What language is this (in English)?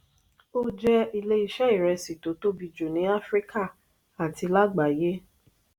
Yoruba